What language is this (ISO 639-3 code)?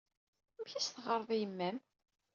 kab